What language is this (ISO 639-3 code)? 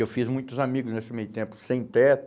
por